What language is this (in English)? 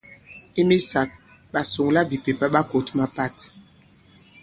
Bankon